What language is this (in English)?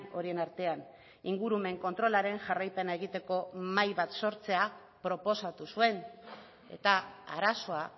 Basque